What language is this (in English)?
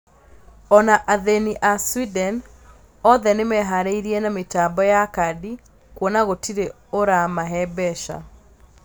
Kikuyu